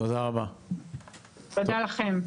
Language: Hebrew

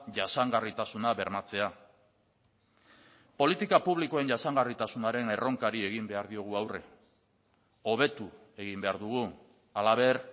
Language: Basque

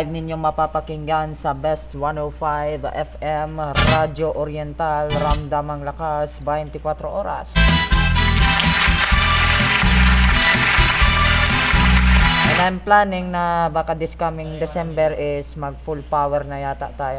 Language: Filipino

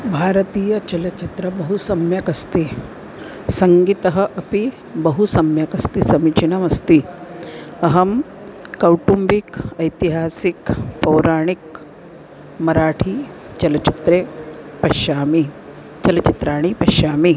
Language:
Sanskrit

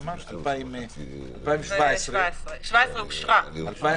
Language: Hebrew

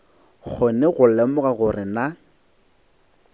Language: Northern Sotho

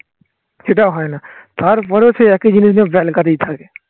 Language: Bangla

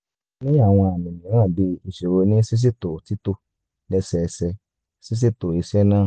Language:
Yoruba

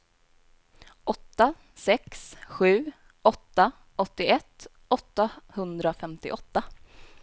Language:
Swedish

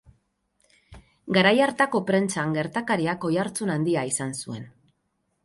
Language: Basque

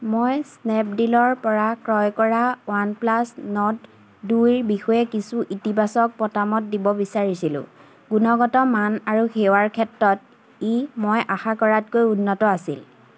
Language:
Assamese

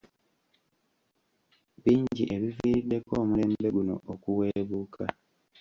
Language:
Ganda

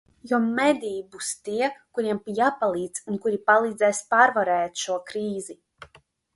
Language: Latvian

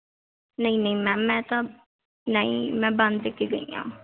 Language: Punjabi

